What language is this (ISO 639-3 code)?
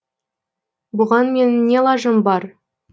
kaz